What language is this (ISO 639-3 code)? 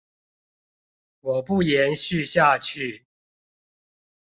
zho